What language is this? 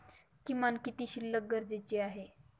Marathi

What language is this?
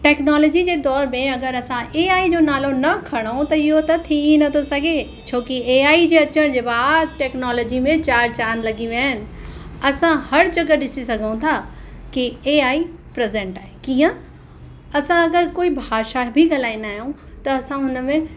Sindhi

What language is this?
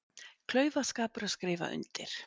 Icelandic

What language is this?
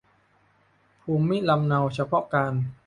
Thai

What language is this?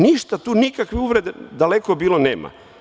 Serbian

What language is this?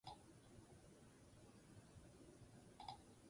Basque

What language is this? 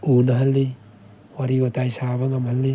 Manipuri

